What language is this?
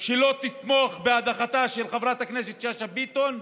Hebrew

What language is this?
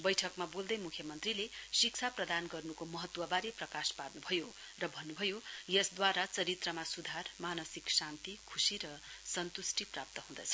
Nepali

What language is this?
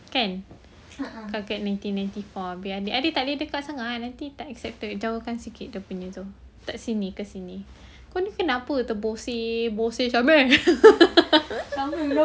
English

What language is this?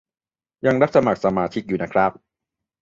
Thai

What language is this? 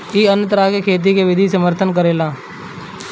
Bhojpuri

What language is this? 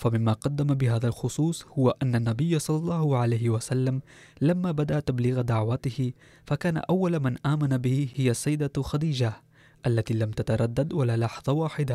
Arabic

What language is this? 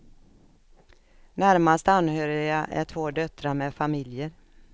Swedish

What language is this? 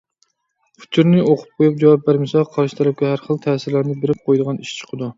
Uyghur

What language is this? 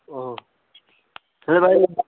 Odia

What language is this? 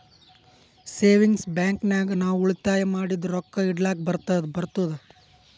Kannada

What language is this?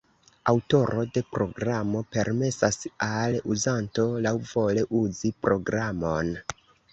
Esperanto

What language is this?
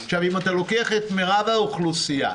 Hebrew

